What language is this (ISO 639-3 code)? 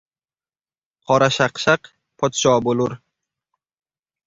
uzb